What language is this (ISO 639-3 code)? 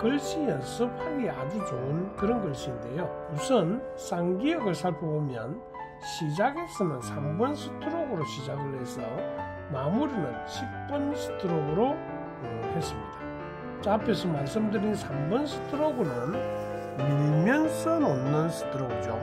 kor